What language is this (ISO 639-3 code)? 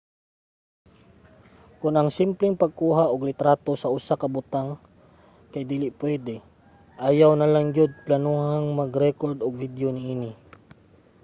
ceb